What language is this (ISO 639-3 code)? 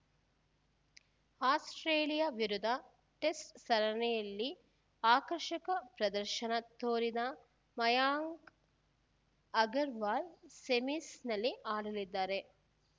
kan